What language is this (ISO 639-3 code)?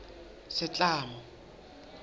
sot